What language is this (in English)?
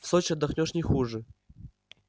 Russian